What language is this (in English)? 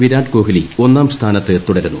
Malayalam